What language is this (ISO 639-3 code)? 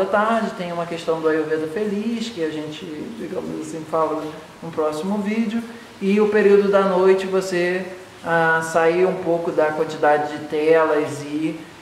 por